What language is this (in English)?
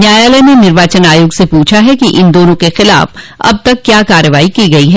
Hindi